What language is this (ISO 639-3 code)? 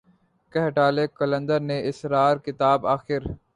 urd